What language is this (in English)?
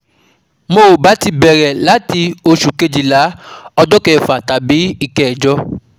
Yoruba